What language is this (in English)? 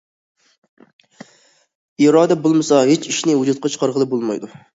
Uyghur